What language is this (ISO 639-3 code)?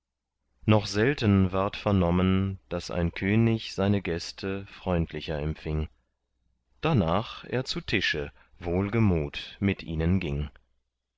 deu